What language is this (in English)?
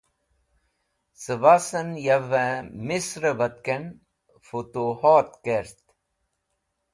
Wakhi